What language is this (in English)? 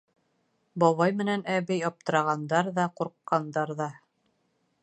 Bashkir